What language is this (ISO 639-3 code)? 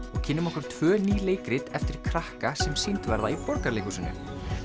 isl